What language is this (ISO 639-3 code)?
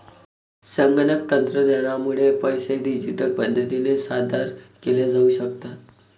mar